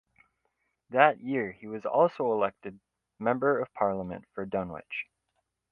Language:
English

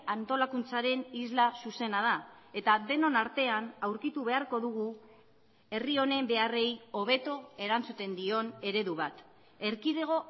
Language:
Basque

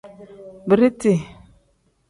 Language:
Tem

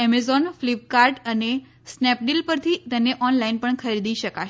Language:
Gujarati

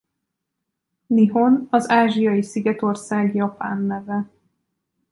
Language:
Hungarian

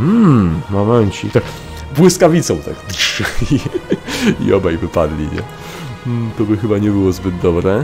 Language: Polish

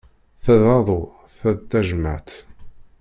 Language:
Kabyle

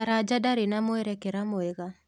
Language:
Kikuyu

